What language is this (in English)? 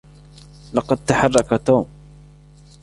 Arabic